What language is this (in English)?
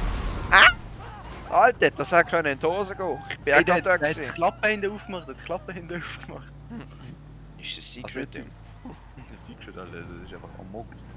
German